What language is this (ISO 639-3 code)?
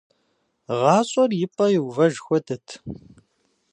kbd